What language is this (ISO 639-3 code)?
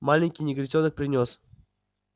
rus